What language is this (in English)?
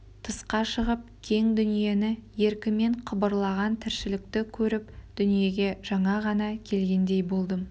Kazakh